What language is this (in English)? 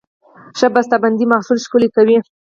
Pashto